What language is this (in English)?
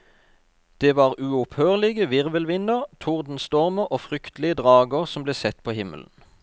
Norwegian